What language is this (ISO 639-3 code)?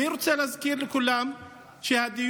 heb